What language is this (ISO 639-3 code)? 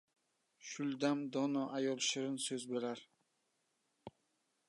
uzb